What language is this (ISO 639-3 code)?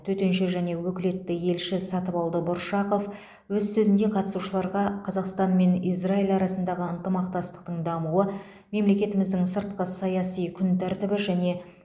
kaz